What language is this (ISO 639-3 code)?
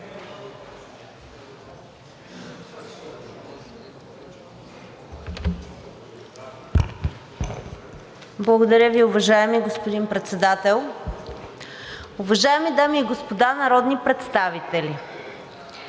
bul